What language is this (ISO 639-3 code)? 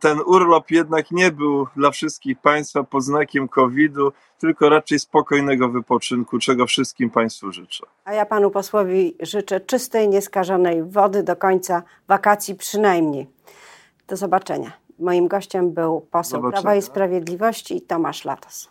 pol